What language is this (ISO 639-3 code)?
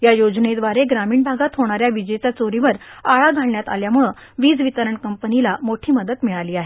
mar